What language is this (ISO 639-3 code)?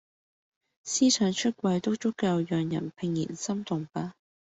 yue